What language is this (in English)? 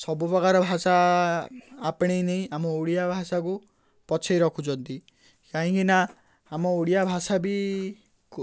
Odia